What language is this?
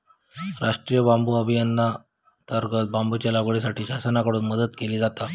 Marathi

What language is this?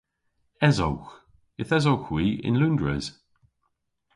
Cornish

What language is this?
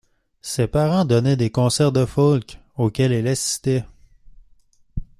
French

